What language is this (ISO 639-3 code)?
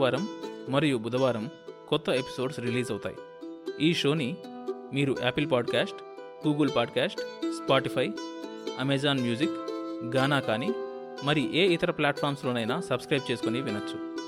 tel